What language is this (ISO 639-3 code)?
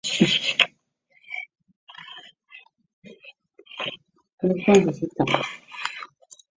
zho